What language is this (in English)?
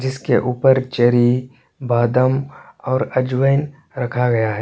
Hindi